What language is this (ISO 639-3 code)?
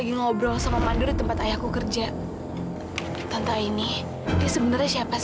ind